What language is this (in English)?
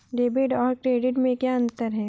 Hindi